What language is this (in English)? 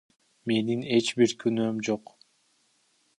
Kyrgyz